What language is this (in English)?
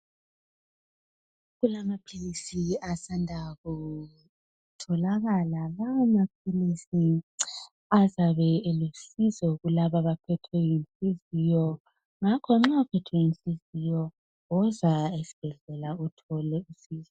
North Ndebele